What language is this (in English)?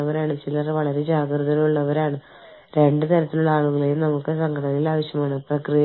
Malayalam